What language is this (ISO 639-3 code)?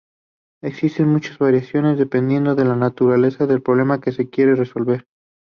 spa